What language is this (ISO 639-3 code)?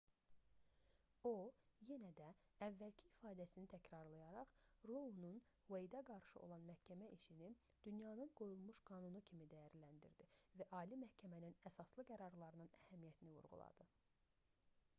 aze